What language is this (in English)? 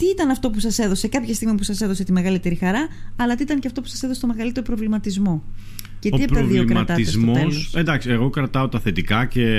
Greek